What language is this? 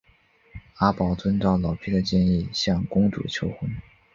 Chinese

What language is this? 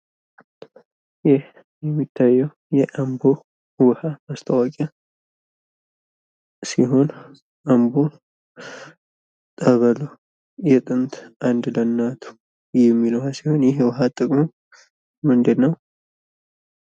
Amharic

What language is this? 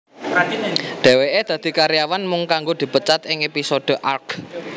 Javanese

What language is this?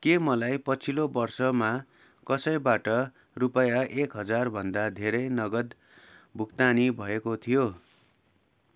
Nepali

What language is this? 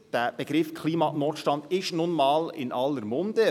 Swiss German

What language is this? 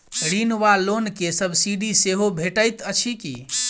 Maithili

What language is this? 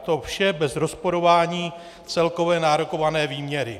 Czech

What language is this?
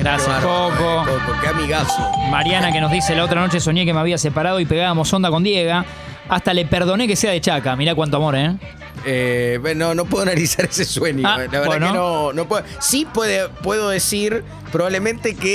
Spanish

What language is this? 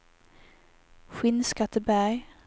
Swedish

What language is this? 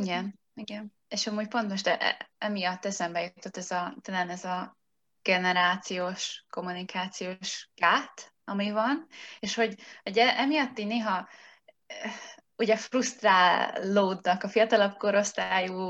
Hungarian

